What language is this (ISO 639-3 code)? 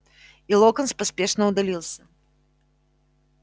rus